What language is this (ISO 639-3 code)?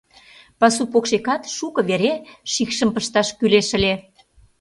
chm